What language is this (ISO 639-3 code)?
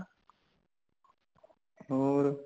pan